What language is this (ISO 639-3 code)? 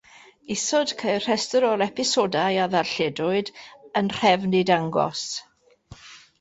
cym